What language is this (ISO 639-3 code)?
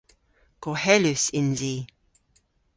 cor